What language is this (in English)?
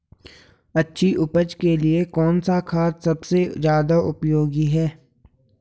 Hindi